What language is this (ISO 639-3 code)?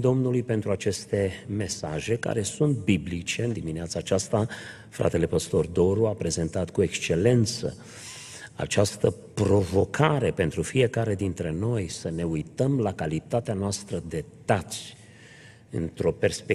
ron